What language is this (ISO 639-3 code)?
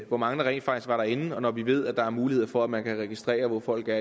dan